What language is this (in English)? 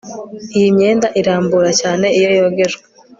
Kinyarwanda